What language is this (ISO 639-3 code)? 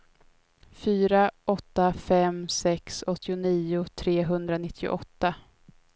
swe